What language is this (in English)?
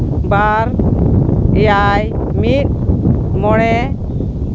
Santali